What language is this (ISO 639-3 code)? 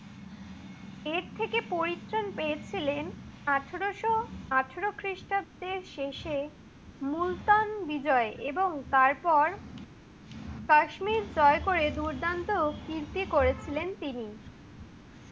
ben